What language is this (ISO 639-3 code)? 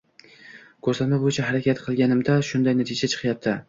uzb